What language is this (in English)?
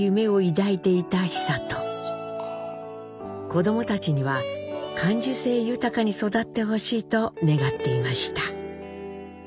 Japanese